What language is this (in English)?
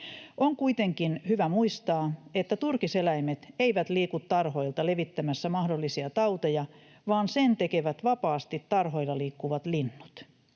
Finnish